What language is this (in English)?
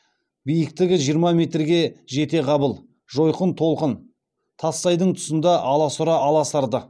Kazakh